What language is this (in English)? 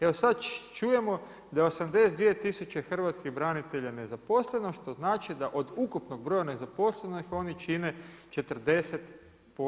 Croatian